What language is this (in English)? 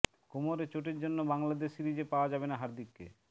Bangla